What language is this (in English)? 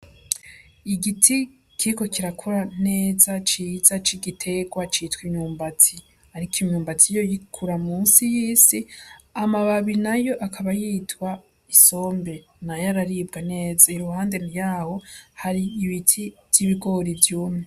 Rundi